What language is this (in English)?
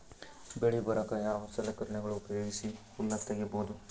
Kannada